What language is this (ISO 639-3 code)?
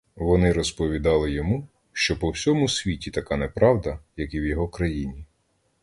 ukr